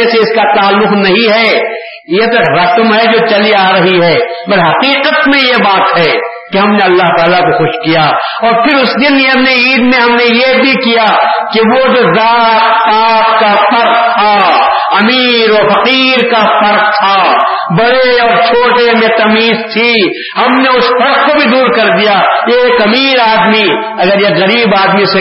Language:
Urdu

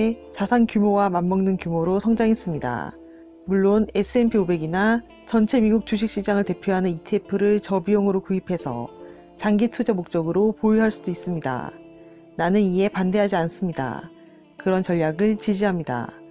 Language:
Korean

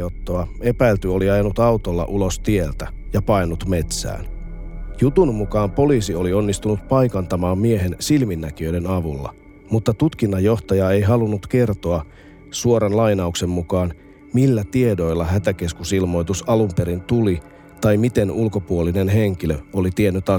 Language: Finnish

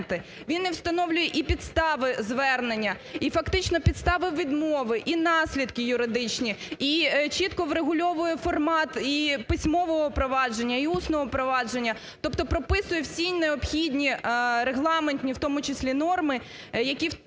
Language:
Ukrainian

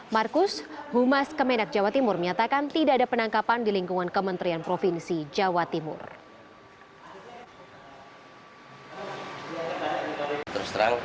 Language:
Indonesian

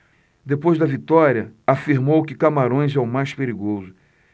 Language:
Portuguese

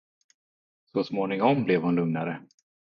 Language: Swedish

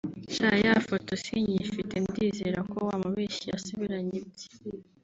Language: Kinyarwanda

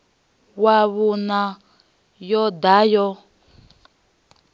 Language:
Venda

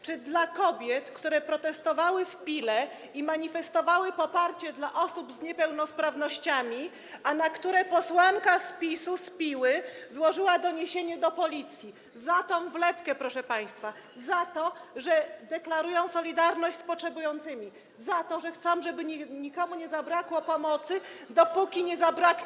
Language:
Polish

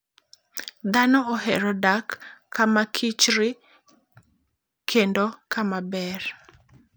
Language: Luo (Kenya and Tanzania)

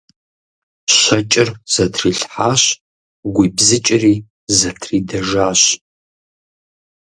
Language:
Kabardian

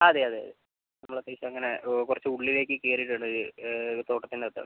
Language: Malayalam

